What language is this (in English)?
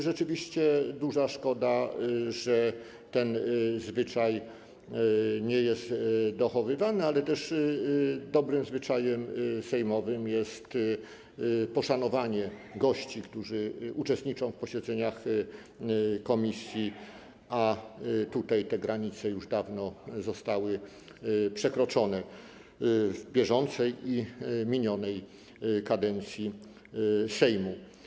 Polish